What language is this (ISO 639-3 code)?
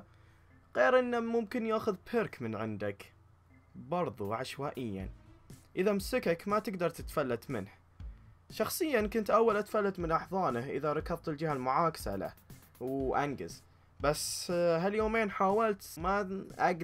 ara